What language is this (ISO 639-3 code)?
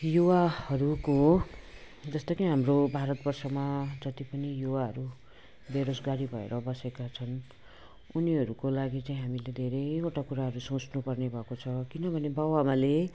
nep